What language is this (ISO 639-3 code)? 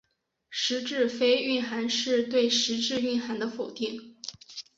zho